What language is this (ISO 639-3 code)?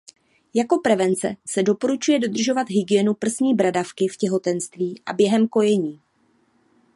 ces